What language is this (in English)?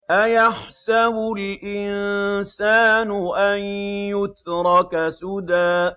Arabic